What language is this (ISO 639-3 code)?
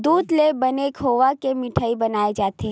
hne